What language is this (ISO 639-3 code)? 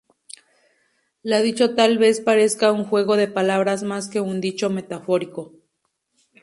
spa